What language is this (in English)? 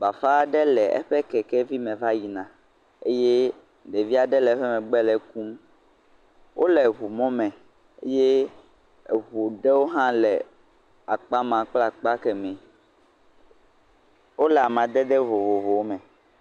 Ewe